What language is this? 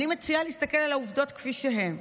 Hebrew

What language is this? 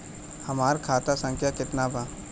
Bhojpuri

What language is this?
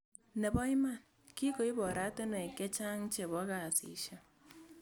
Kalenjin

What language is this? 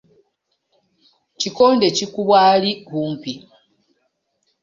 Ganda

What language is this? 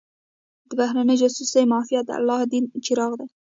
Pashto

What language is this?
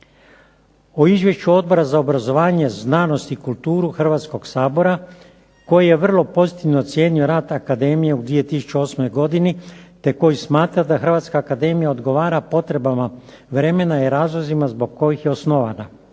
Croatian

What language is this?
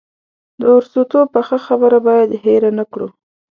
Pashto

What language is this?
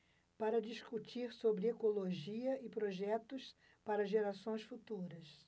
Portuguese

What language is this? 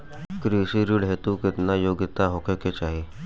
Bhojpuri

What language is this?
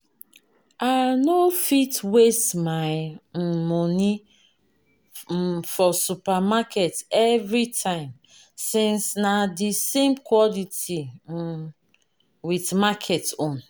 Nigerian Pidgin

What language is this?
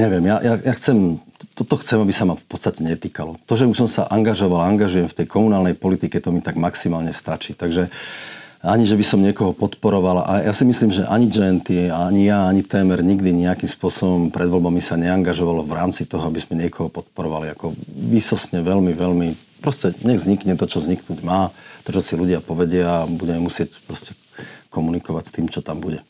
Slovak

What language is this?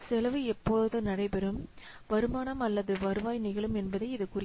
Tamil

